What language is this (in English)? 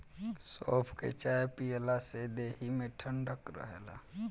Bhojpuri